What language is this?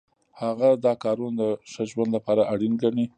Pashto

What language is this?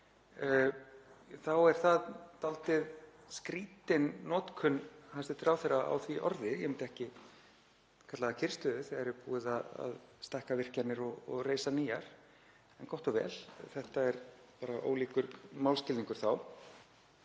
Icelandic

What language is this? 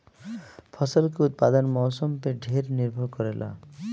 Bhojpuri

